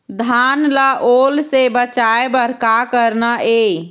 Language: Chhattisgarhi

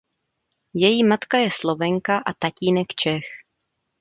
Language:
Czech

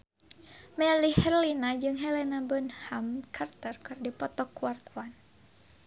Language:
Sundanese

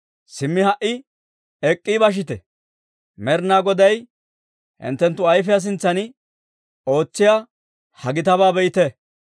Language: Dawro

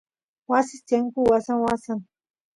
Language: Santiago del Estero Quichua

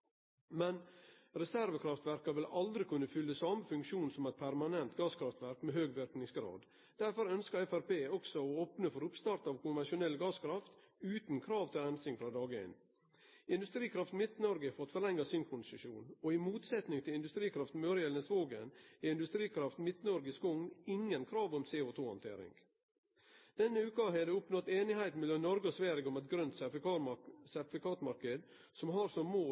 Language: Norwegian Nynorsk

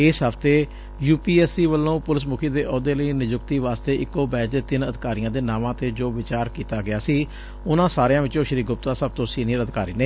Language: Punjabi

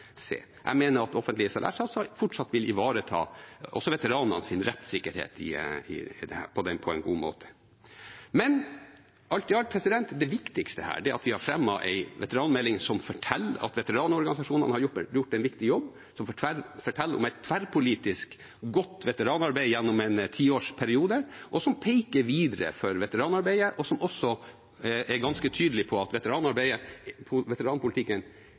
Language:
Norwegian Bokmål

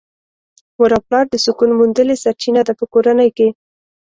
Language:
Pashto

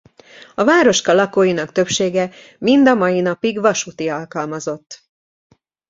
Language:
Hungarian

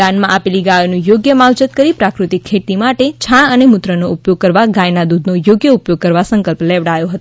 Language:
Gujarati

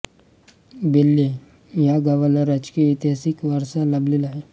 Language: Marathi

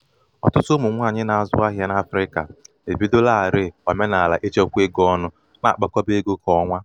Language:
Igbo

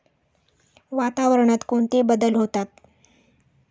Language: Marathi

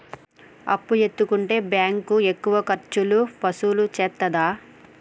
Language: Telugu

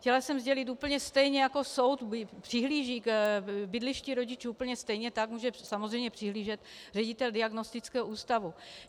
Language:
Czech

